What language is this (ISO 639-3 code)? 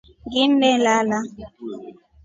rof